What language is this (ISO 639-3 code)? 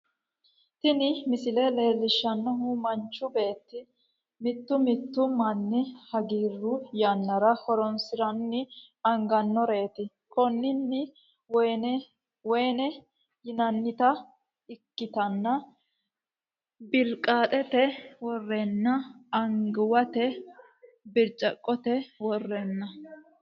sid